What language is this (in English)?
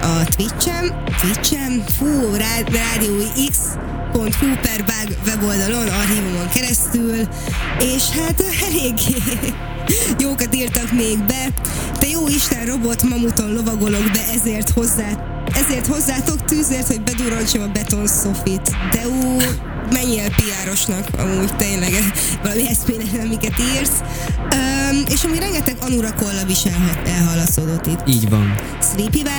Hungarian